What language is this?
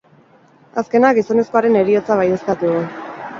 Basque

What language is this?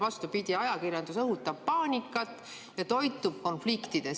Estonian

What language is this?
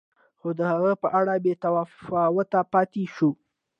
Pashto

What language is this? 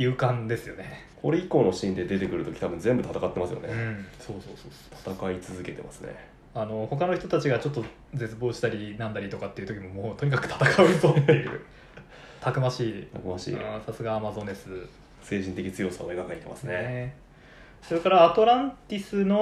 Japanese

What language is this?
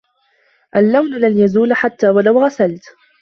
Arabic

